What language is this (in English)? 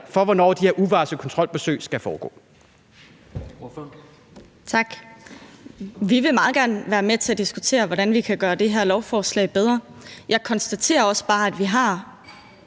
Danish